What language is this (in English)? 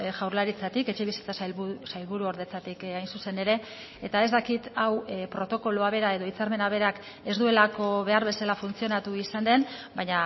Basque